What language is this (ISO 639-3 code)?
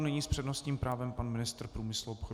ces